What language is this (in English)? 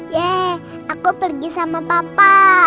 Indonesian